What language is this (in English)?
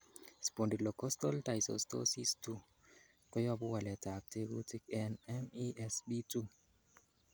Kalenjin